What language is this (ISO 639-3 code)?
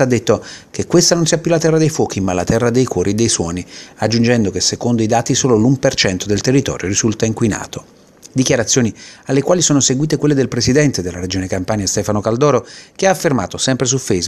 ita